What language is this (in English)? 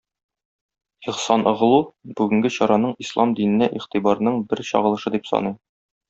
Tatar